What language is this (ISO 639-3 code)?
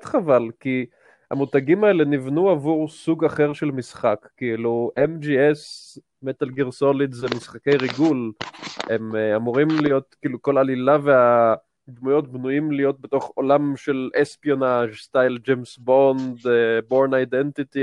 heb